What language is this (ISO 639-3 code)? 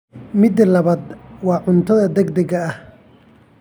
som